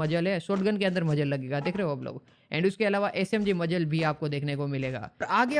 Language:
Hindi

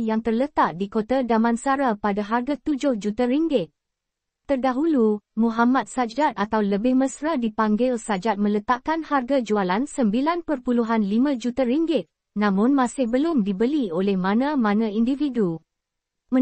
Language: Malay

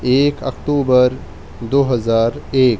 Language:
Urdu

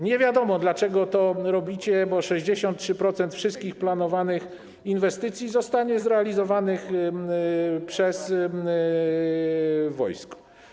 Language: Polish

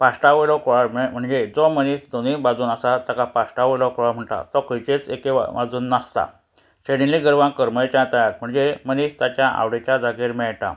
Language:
Konkani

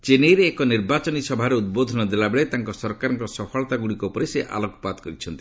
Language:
Odia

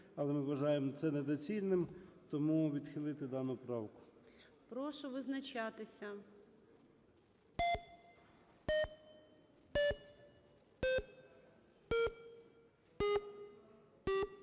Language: Ukrainian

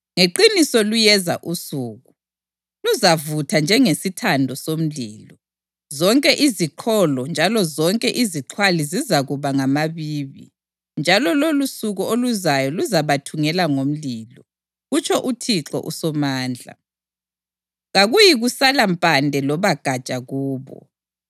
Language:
North Ndebele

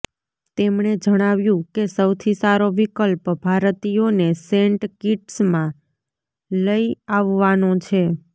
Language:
Gujarati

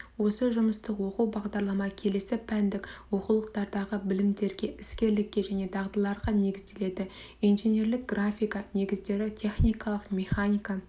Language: Kazakh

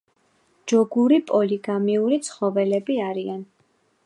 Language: Georgian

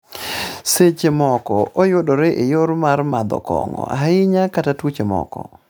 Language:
Luo (Kenya and Tanzania)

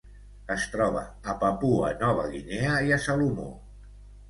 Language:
Catalan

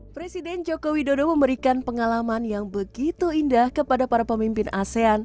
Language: Indonesian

